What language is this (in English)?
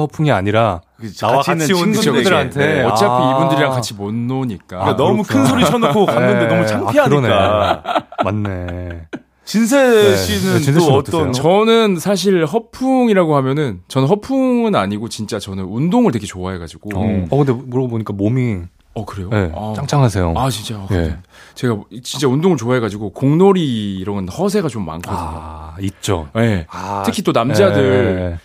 Korean